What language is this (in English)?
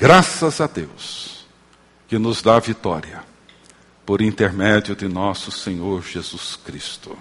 Portuguese